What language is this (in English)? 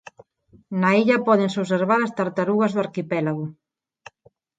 Galician